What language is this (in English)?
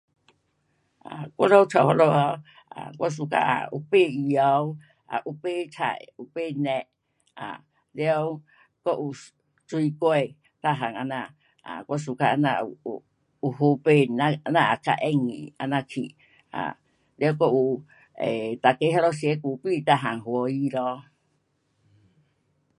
Pu-Xian Chinese